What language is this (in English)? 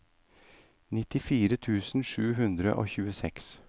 Norwegian